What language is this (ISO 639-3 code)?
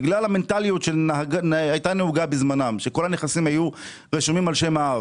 heb